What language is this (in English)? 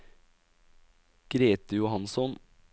Norwegian